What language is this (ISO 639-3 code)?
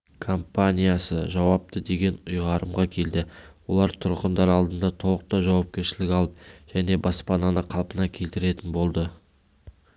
kaz